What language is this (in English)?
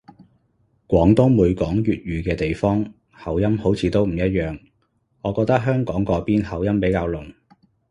Cantonese